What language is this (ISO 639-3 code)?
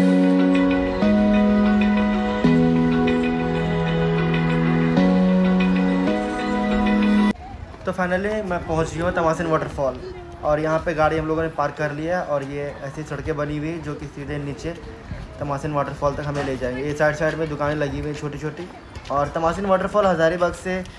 hin